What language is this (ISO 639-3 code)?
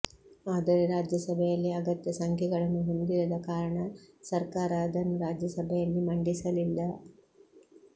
kan